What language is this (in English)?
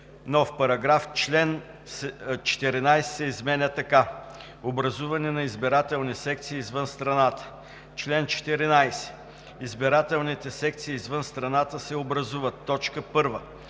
Bulgarian